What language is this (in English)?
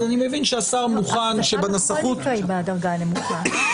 Hebrew